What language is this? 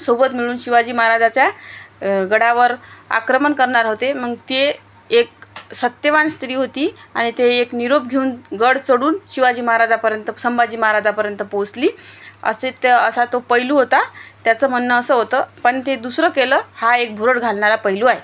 Marathi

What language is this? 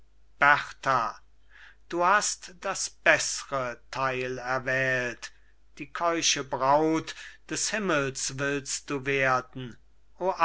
German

